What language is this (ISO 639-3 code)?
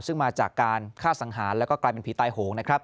tha